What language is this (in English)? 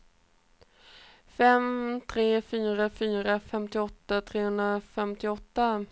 Swedish